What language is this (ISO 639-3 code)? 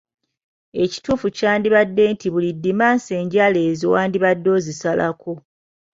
lug